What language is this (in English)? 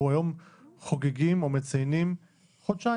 Hebrew